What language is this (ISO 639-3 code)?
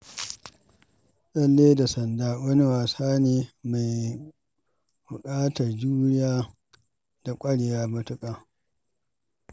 hau